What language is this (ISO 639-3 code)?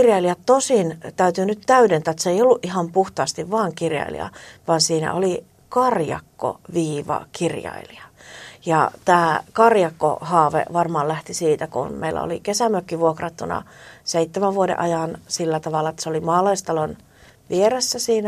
fin